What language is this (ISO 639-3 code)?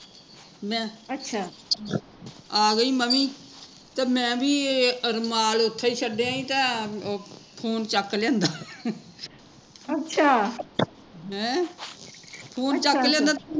pan